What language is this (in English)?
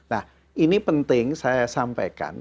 Indonesian